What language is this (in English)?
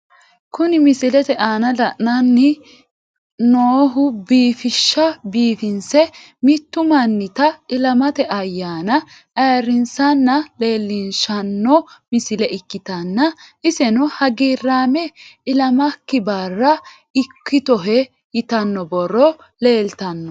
Sidamo